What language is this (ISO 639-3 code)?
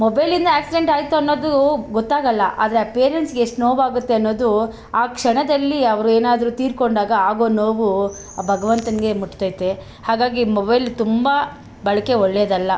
kan